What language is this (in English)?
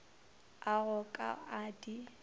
Northern Sotho